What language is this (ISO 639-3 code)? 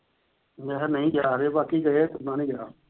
pan